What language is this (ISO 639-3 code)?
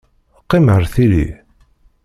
kab